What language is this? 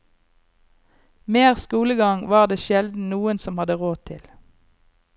Norwegian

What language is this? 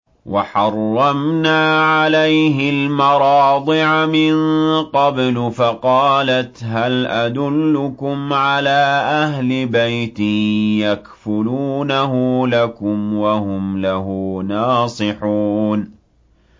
Arabic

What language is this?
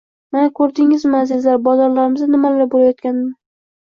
Uzbek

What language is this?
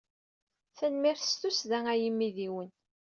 Kabyle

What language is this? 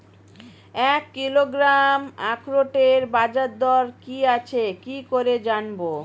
Bangla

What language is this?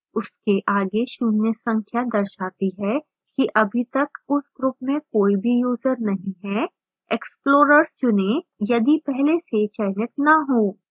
Hindi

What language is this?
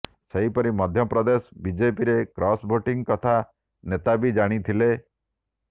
Odia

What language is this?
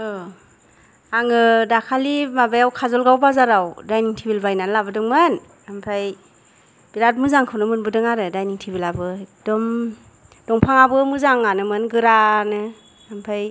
Bodo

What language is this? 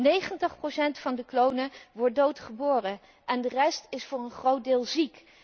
Dutch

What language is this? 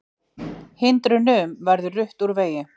Icelandic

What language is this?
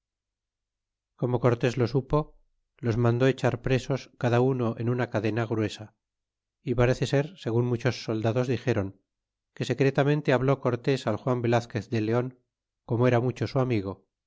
Spanish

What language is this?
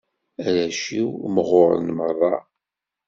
Kabyle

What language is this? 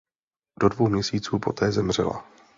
Czech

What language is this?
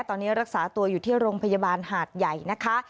Thai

